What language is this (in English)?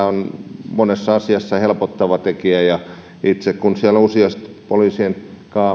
Finnish